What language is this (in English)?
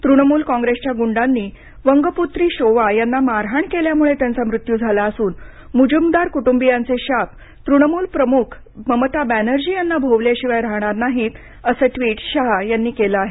Marathi